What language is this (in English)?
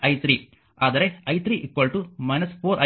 Kannada